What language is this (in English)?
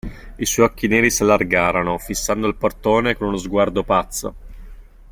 Italian